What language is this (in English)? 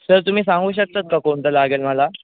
Marathi